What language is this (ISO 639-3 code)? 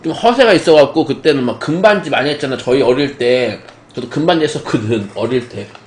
kor